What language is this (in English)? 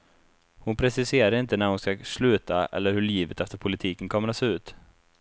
Swedish